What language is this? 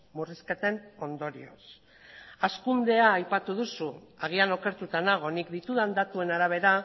Basque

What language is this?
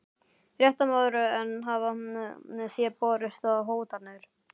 Icelandic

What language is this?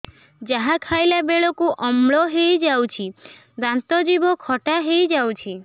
Odia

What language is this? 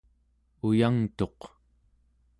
Central Yupik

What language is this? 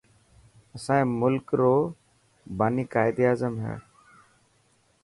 Dhatki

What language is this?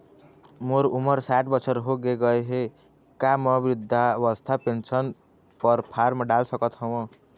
Chhattisgarhi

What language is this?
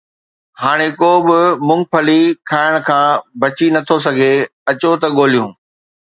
Sindhi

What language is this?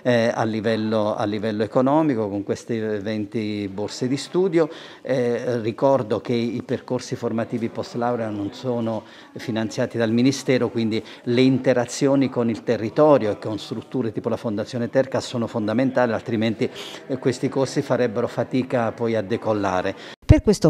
Italian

